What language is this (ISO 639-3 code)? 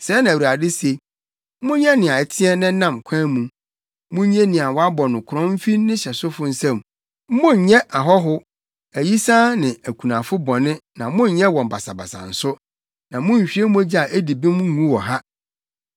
aka